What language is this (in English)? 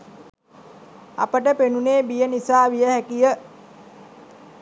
Sinhala